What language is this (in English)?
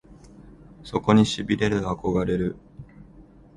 Japanese